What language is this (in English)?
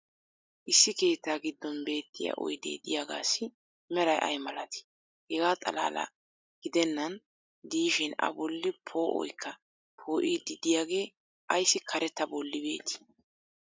Wolaytta